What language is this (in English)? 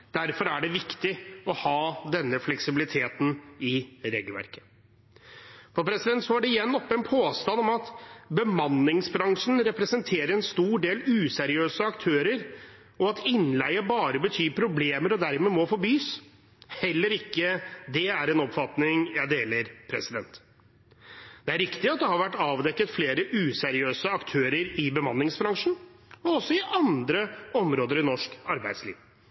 Norwegian Bokmål